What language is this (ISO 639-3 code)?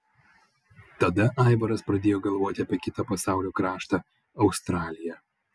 lit